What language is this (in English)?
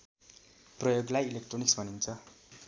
Nepali